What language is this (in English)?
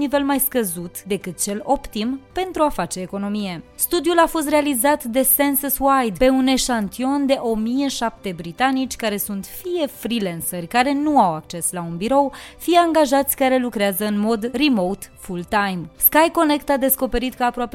Romanian